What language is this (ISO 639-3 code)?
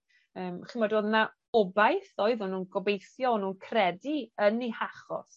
cym